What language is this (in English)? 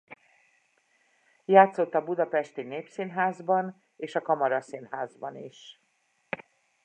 Hungarian